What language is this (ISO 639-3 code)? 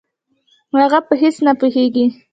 pus